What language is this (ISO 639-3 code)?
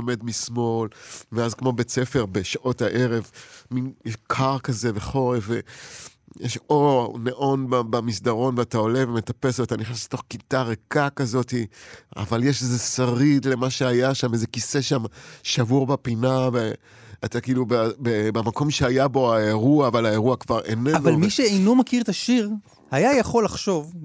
heb